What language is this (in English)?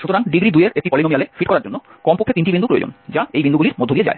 Bangla